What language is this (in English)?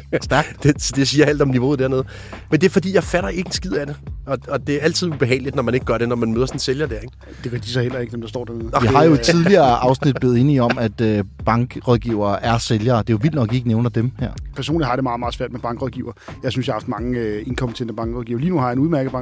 Danish